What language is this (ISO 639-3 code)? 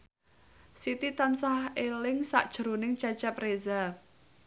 jav